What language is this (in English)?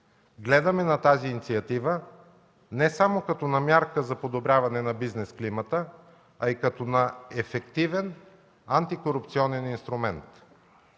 Bulgarian